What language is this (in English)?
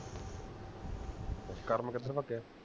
Punjabi